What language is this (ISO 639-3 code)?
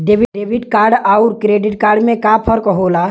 bho